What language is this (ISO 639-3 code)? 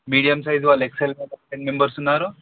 tel